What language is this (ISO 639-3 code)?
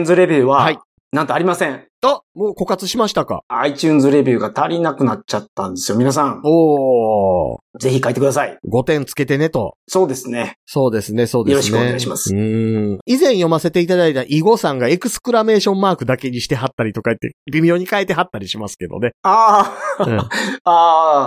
jpn